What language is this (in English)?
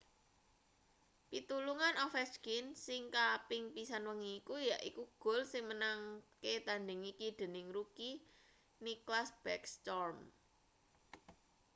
Javanese